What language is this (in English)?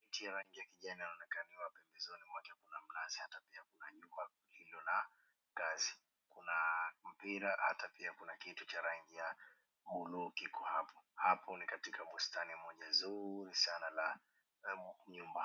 Swahili